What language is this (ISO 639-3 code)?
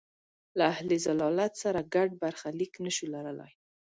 pus